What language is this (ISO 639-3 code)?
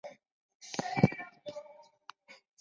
zho